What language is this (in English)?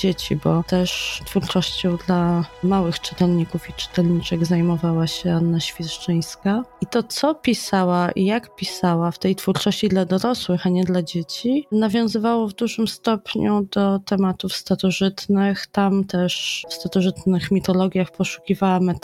Polish